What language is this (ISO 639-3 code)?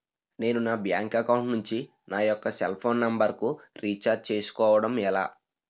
tel